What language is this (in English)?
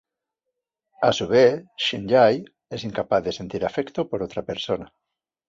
Spanish